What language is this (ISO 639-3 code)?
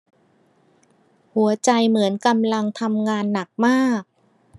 tha